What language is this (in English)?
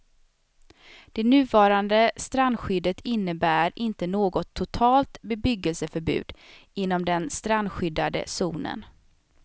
Swedish